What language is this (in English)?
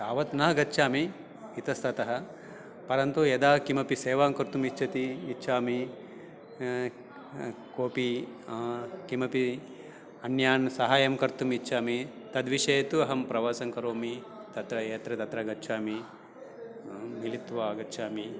Sanskrit